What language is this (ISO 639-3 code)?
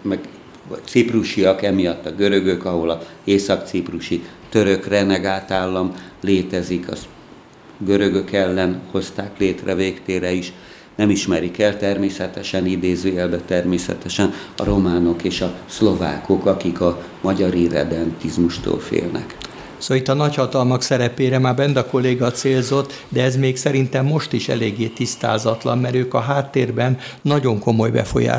hun